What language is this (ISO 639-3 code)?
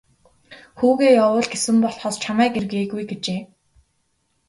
mon